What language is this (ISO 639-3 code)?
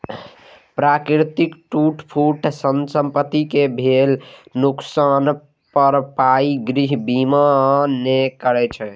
mai